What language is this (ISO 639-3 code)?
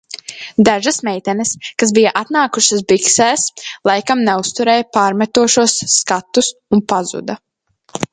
lav